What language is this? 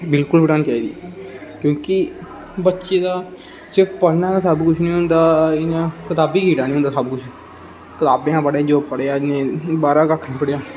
Dogri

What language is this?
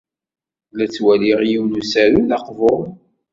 Kabyle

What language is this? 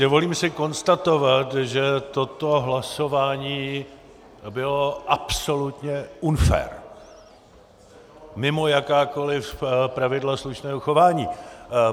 Czech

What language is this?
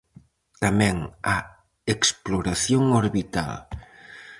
Galician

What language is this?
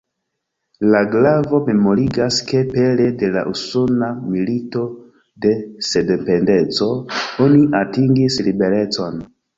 Esperanto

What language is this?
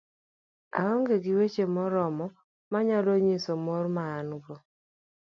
Luo (Kenya and Tanzania)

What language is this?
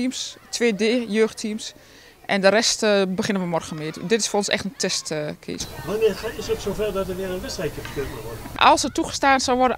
Dutch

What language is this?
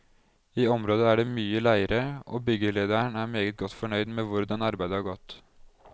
Norwegian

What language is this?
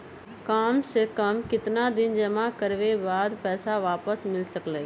Magahi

